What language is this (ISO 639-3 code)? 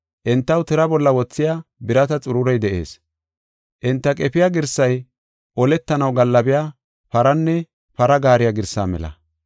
gof